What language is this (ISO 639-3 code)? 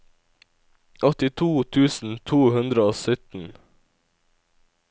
nor